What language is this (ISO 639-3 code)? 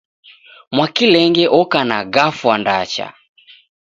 dav